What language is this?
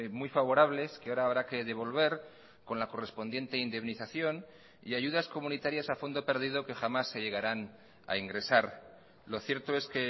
Spanish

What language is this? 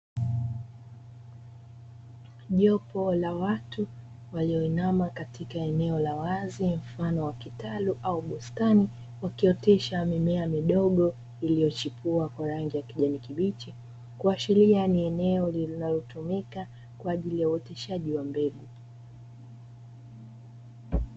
Swahili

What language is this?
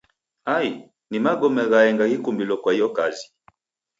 Taita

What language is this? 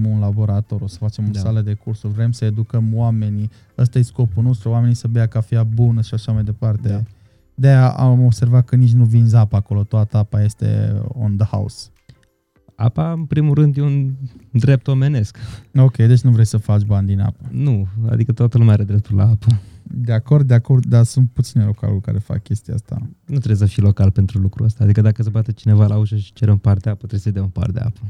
Romanian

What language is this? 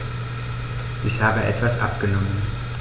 German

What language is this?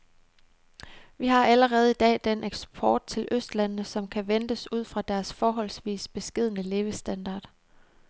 Danish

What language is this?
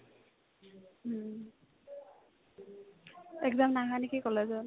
Assamese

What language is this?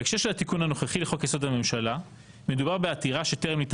Hebrew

